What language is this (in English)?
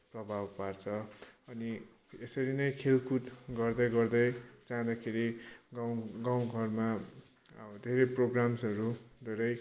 Nepali